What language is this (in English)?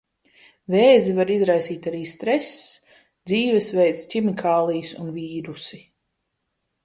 Latvian